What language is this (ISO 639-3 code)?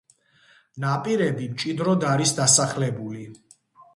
kat